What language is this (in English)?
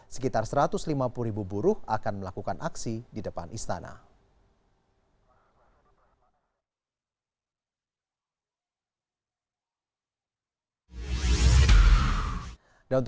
Indonesian